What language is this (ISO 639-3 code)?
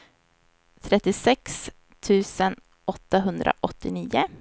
swe